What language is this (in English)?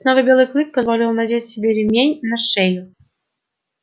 Russian